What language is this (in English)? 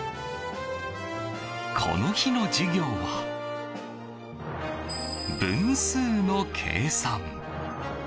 Japanese